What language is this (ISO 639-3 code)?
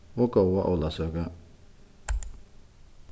fao